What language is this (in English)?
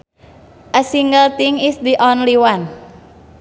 Sundanese